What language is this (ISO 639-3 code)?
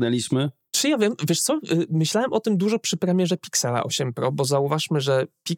pol